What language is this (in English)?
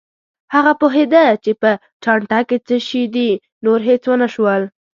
Pashto